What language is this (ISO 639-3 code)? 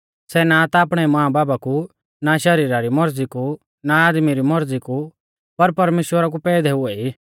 bfz